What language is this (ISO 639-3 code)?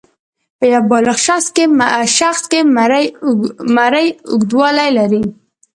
pus